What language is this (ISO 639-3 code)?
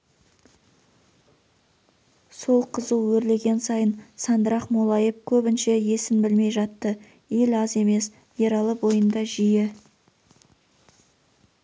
kaz